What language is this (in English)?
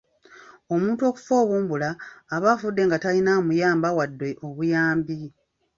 Ganda